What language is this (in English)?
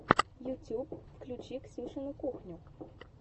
Russian